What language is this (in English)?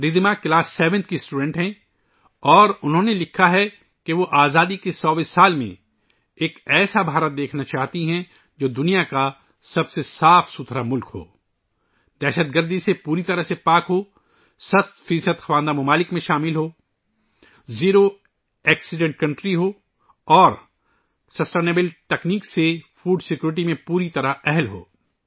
Urdu